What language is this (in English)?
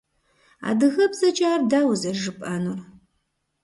Kabardian